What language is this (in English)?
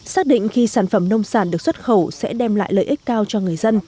Vietnamese